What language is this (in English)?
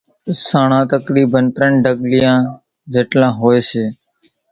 Kachi Koli